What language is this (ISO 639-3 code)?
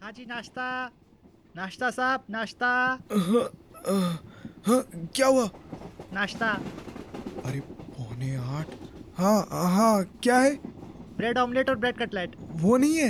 hin